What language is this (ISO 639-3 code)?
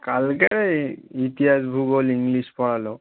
ben